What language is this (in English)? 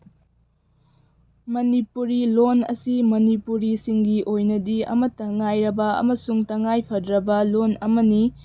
Manipuri